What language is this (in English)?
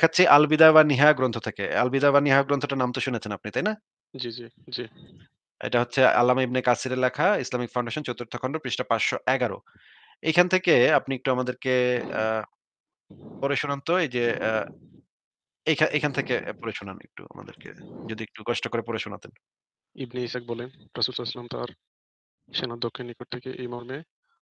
Bangla